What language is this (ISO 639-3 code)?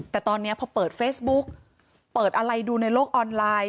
tha